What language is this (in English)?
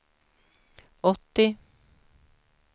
Swedish